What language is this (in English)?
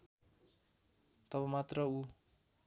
Nepali